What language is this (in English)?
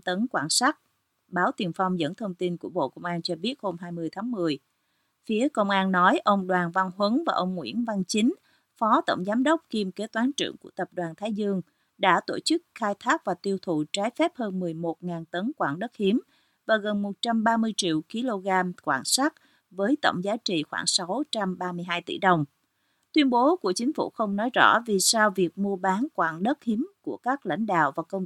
Vietnamese